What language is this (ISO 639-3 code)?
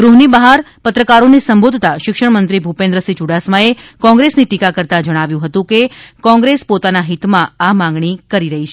guj